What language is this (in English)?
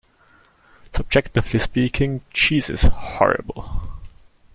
English